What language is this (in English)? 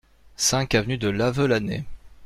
French